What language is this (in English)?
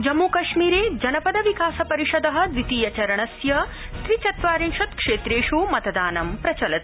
Sanskrit